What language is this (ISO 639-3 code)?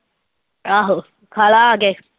pan